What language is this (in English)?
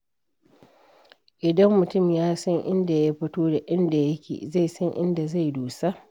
Hausa